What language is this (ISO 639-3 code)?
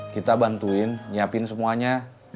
ind